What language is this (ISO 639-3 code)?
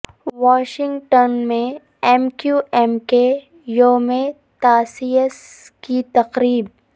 urd